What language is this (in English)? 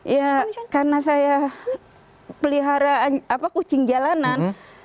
Indonesian